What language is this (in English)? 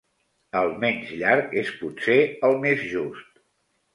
Catalan